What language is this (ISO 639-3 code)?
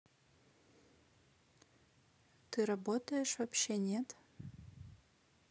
rus